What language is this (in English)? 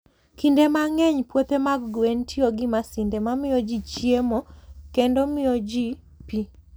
Luo (Kenya and Tanzania)